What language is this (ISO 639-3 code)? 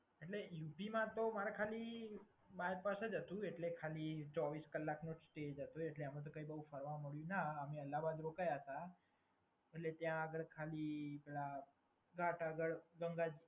guj